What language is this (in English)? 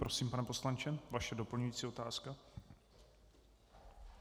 Czech